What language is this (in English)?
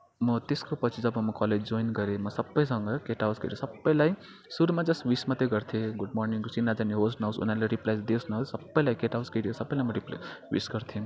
Nepali